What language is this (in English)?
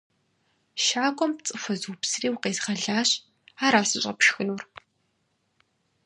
Kabardian